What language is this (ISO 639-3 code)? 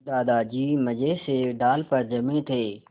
hin